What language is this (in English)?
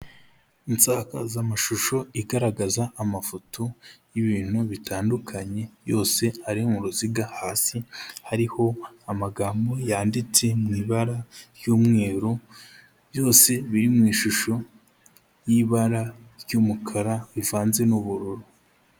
Kinyarwanda